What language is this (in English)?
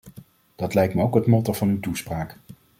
Dutch